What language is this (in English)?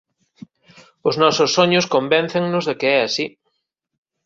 Galician